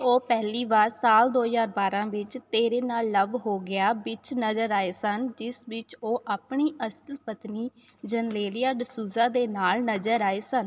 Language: Punjabi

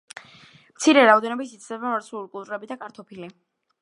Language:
Georgian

